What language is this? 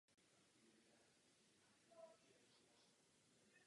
Czech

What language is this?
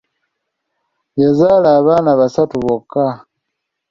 Ganda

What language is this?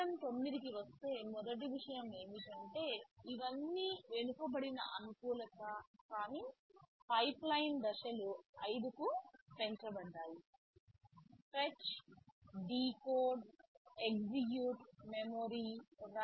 Telugu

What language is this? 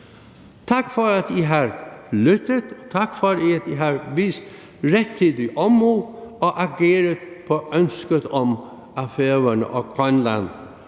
Danish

